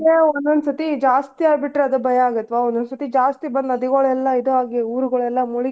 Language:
Kannada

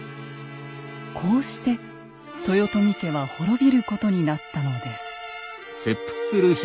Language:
Japanese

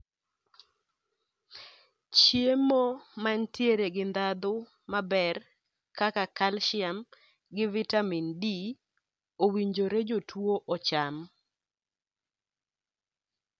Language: Luo (Kenya and Tanzania)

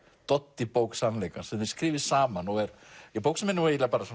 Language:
Icelandic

